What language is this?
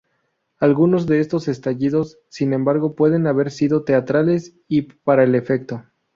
Spanish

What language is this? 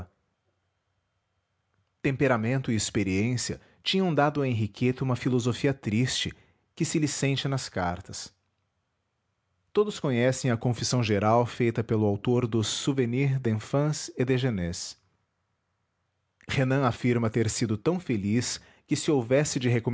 Portuguese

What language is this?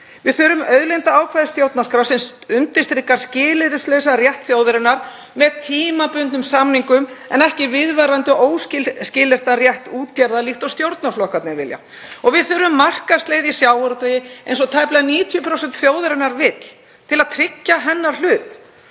Icelandic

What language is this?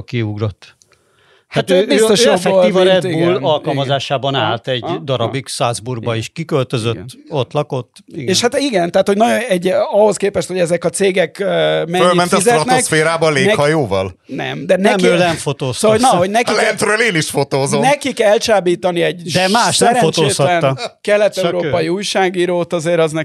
Hungarian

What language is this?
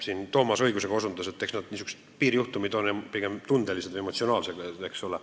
Estonian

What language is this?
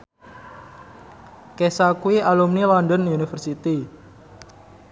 Javanese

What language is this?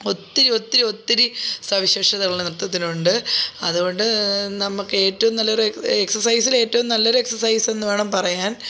Malayalam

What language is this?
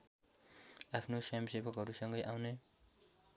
Nepali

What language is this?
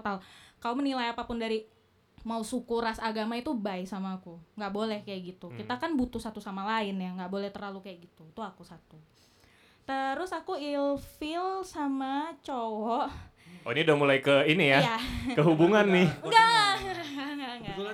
Indonesian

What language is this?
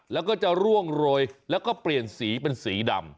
Thai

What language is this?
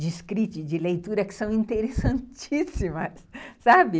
Portuguese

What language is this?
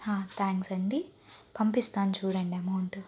Telugu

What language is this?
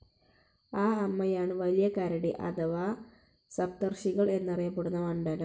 Malayalam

